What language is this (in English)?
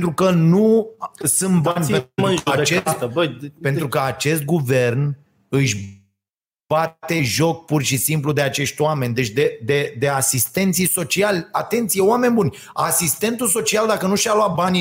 Romanian